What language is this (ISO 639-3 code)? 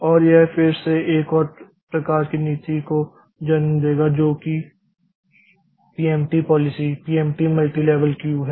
hin